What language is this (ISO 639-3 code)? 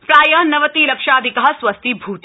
san